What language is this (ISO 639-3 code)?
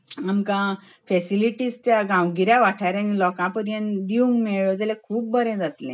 kok